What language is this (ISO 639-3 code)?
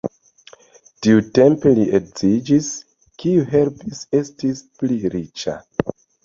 epo